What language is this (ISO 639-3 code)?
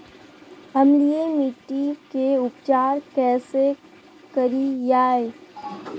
mag